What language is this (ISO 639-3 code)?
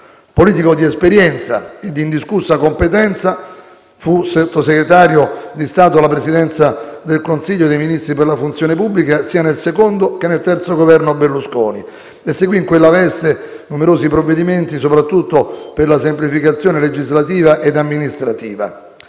ita